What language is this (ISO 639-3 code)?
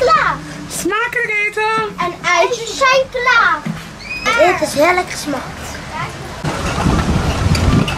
nld